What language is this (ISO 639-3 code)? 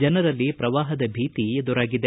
kan